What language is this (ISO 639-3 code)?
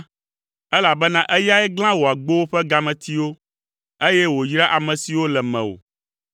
ewe